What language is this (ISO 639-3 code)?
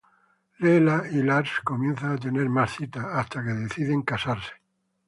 spa